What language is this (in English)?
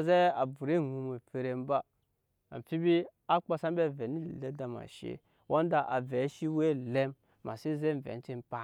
Nyankpa